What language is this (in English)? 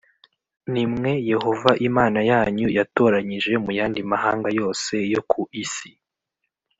Kinyarwanda